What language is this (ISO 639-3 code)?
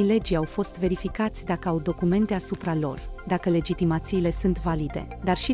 ron